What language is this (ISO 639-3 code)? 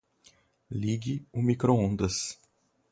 por